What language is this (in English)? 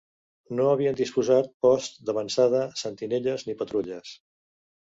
Catalan